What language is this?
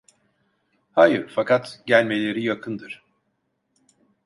Turkish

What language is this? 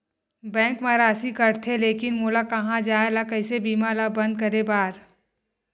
Chhattisgarhi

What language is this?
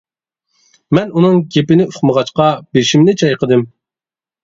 Uyghur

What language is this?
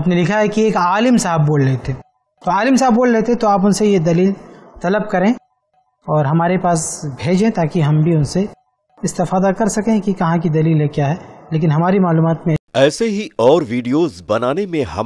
Hindi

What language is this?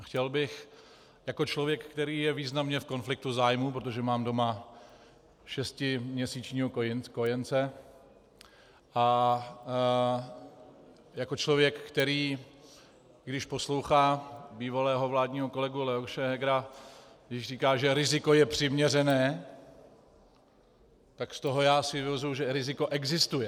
Czech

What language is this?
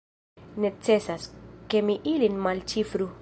Esperanto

